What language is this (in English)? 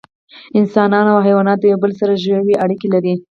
Pashto